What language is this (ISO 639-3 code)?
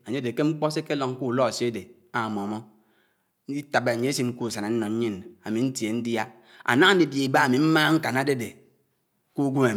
anw